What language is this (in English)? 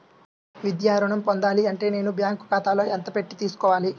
Telugu